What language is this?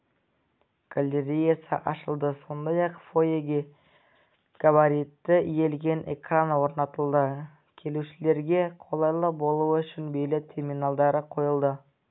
Kazakh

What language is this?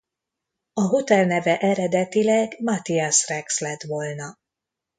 Hungarian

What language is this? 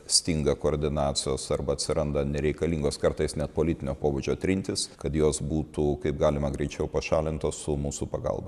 Lithuanian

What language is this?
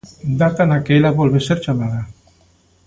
Galician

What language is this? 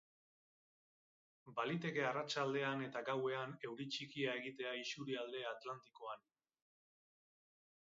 Basque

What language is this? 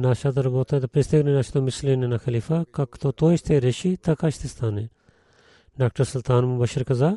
Bulgarian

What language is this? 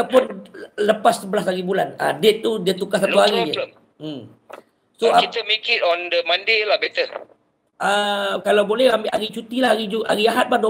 Malay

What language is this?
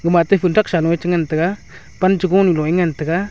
Wancho Naga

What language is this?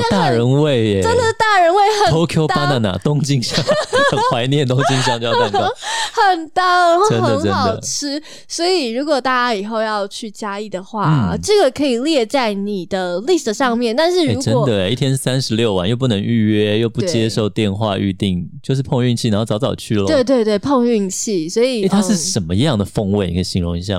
Chinese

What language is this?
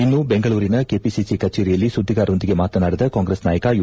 Kannada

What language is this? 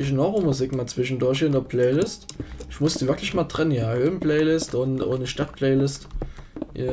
German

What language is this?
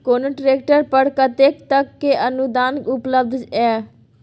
Maithili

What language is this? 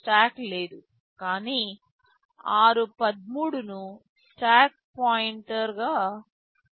Telugu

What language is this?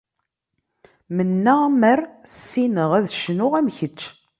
Kabyle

